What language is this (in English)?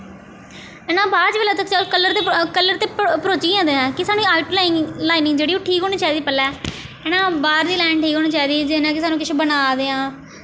Dogri